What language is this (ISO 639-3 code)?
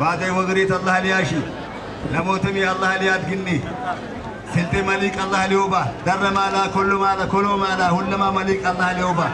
tur